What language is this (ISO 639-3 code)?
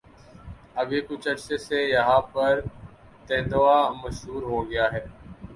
urd